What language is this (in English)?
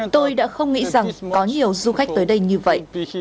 Vietnamese